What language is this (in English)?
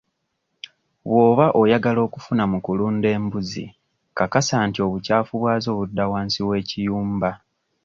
Ganda